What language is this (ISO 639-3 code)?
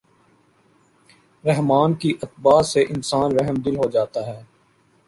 urd